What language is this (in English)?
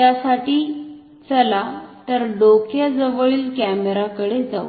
Marathi